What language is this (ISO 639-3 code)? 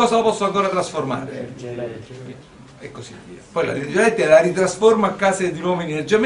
ita